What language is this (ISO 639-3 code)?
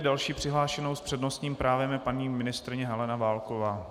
ces